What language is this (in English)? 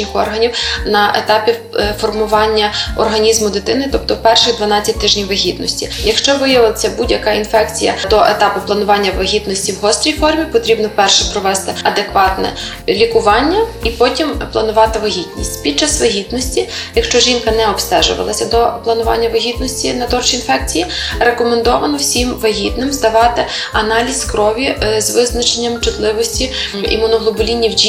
Ukrainian